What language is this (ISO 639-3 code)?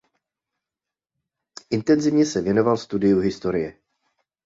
ces